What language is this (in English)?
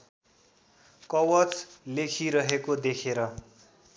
Nepali